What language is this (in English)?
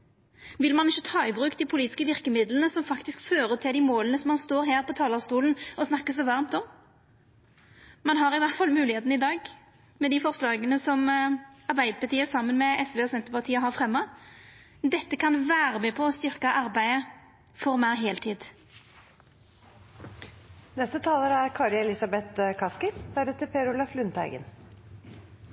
Norwegian